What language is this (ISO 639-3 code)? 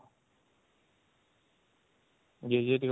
ori